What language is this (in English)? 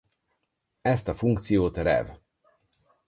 Hungarian